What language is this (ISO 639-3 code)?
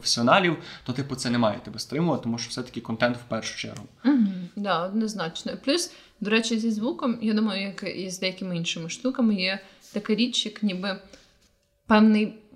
ukr